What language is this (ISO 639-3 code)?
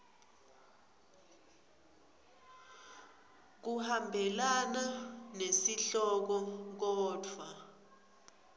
ssw